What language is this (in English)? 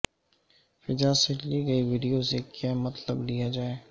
Urdu